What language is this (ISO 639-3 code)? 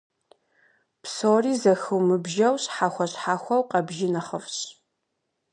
kbd